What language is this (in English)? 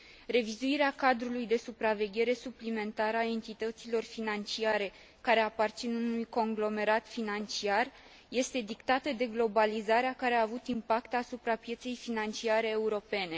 Romanian